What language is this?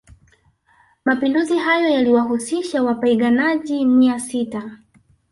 Swahili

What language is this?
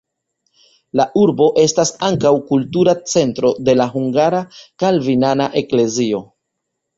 Esperanto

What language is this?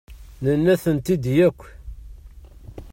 Kabyle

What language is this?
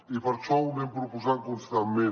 Catalan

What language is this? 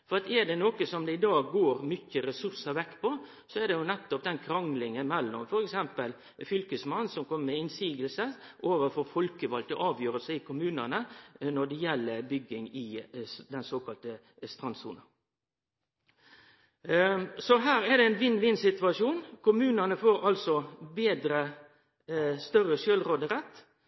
Norwegian Nynorsk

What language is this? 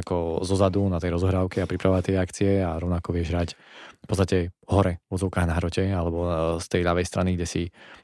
Slovak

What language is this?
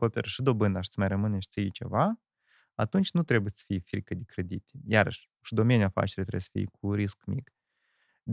Romanian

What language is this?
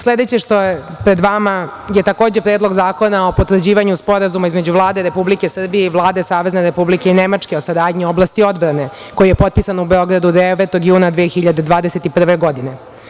Serbian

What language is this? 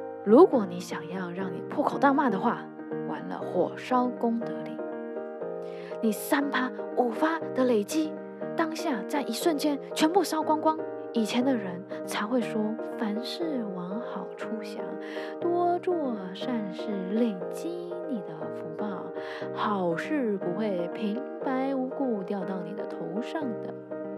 Chinese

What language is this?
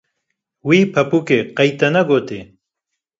Kurdish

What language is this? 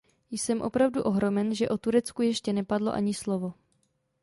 Czech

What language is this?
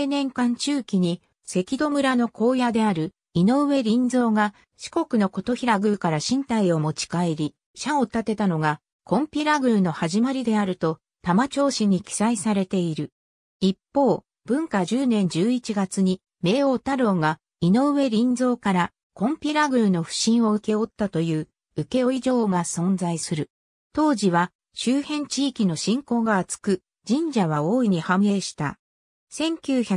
Japanese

